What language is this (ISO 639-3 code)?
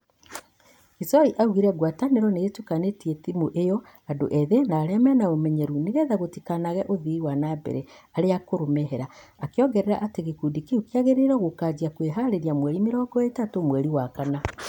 kik